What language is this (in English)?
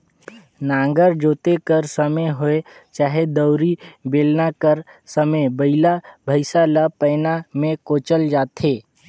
Chhattisgarhi